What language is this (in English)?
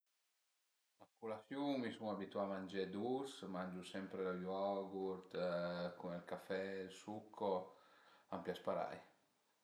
Piedmontese